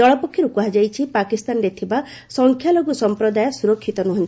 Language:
Odia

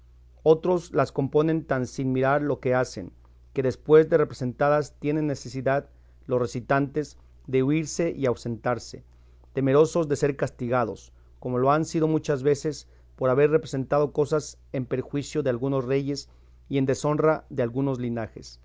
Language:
Spanish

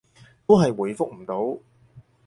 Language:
Cantonese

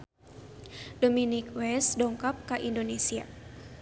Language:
Sundanese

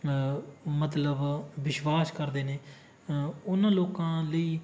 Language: Punjabi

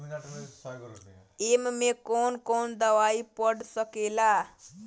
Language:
Bhojpuri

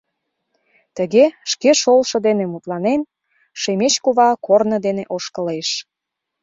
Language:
Mari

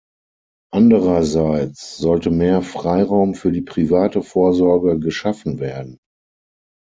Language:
German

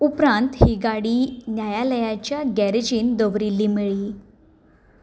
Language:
Konkani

